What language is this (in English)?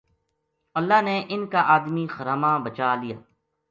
Gujari